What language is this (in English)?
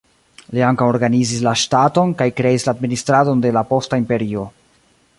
Esperanto